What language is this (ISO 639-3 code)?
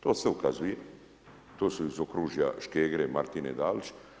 hrv